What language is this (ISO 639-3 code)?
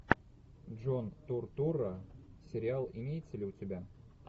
rus